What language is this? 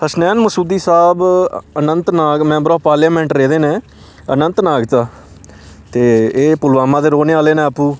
Dogri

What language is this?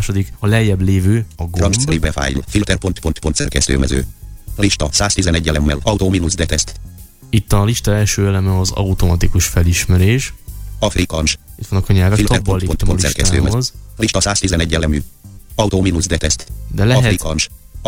Hungarian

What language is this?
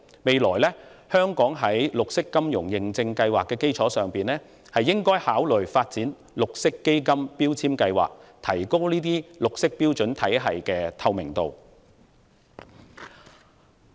Cantonese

